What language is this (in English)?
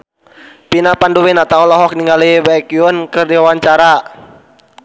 Sundanese